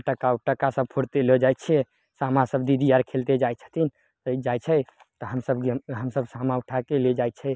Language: Maithili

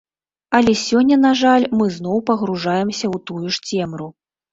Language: Belarusian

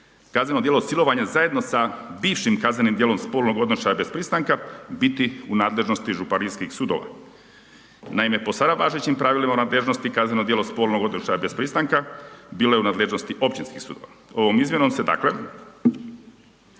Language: Croatian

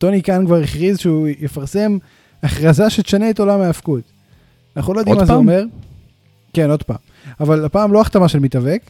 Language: Hebrew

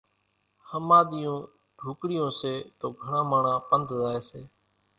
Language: Kachi Koli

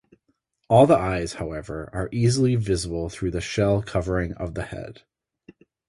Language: English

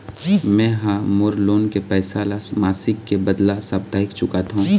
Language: Chhattisgarhi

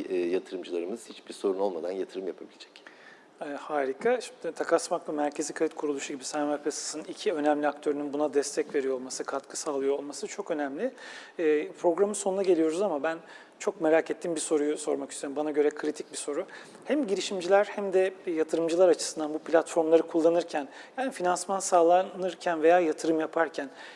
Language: Turkish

